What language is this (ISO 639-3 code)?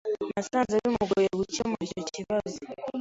kin